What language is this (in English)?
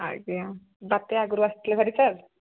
Odia